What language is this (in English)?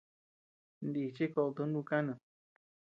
Tepeuxila Cuicatec